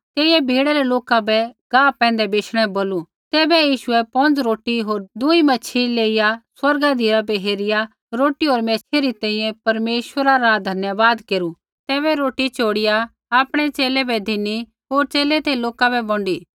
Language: Kullu Pahari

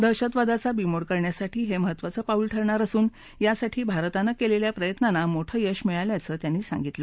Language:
Marathi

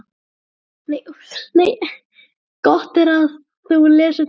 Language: Icelandic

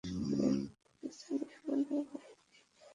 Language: Bangla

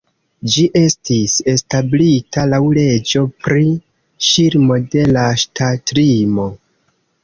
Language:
Esperanto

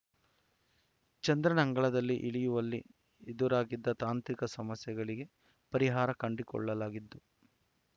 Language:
Kannada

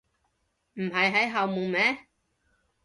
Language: Cantonese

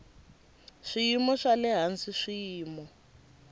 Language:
Tsonga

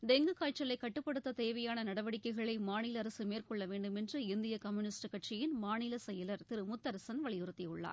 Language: Tamil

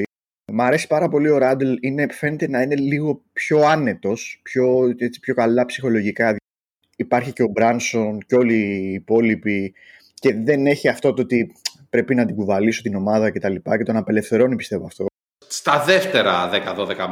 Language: Greek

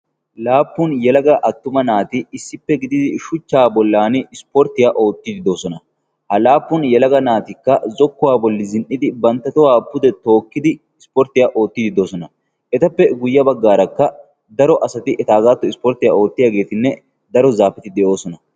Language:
Wolaytta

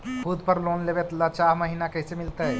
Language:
Magahi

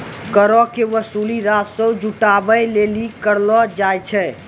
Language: Maithili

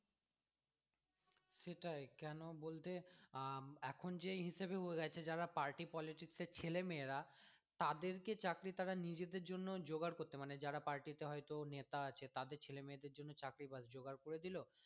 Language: Bangla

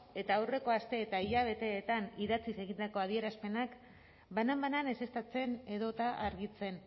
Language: Basque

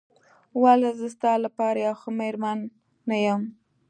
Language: Pashto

